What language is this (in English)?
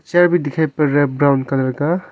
Hindi